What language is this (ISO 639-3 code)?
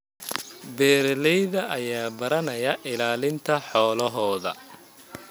som